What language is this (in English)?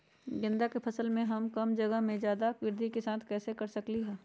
Magahi